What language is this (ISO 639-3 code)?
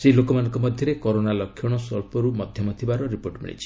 ori